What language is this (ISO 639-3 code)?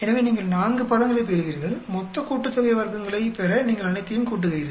tam